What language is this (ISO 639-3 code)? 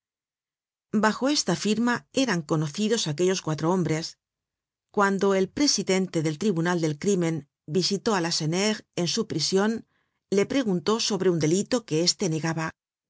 spa